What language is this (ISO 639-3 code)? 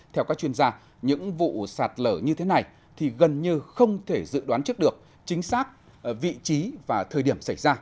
vie